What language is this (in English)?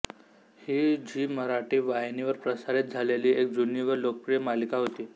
Marathi